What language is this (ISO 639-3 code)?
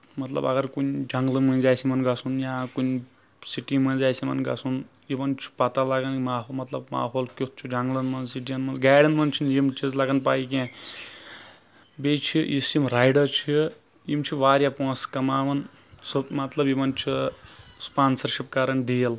kas